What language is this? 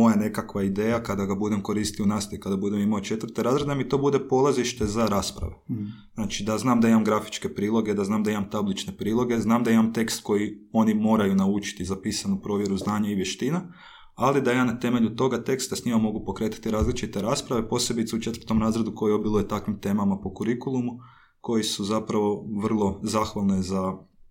Croatian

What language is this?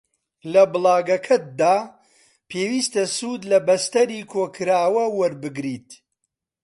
Central Kurdish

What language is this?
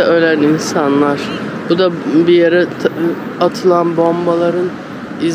Turkish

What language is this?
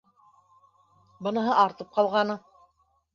Bashkir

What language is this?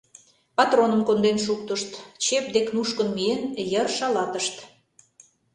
Mari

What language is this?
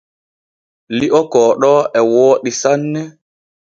Borgu Fulfulde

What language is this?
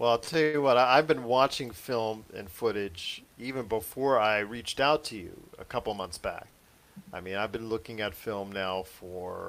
English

